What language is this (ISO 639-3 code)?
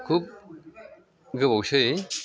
brx